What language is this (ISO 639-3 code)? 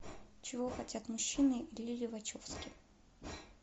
rus